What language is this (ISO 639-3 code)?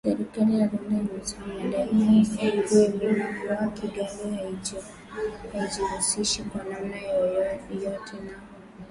swa